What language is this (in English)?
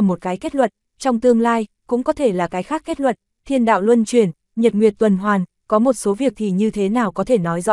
Vietnamese